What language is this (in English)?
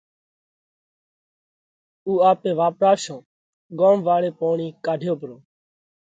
Parkari Koli